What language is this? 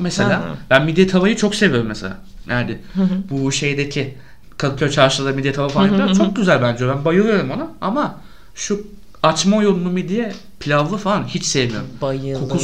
Turkish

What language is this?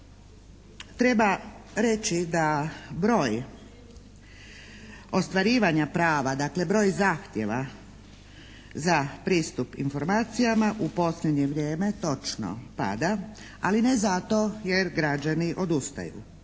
Croatian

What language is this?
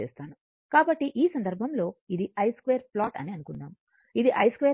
Telugu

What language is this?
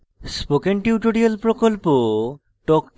Bangla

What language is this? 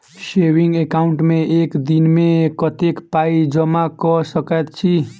Maithili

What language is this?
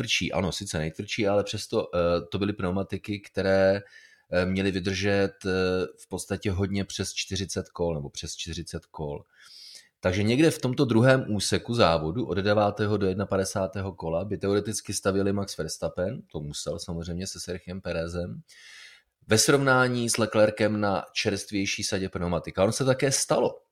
Czech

